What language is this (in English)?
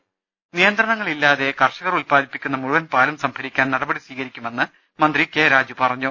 Malayalam